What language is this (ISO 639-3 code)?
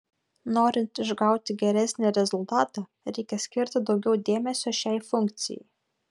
lit